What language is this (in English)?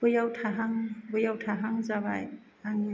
Bodo